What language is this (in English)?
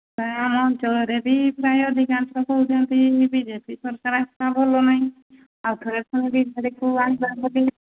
Odia